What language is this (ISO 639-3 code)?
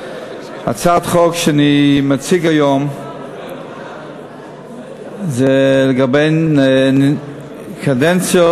heb